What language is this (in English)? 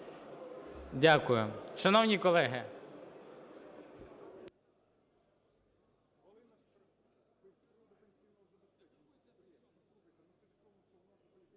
Ukrainian